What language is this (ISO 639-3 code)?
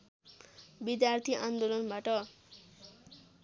nep